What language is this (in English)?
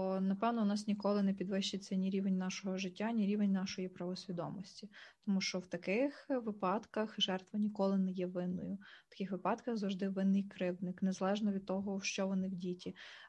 Ukrainian